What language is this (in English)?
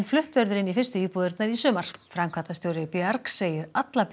Icelandic